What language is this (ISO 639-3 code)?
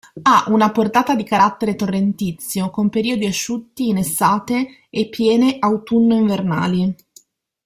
ita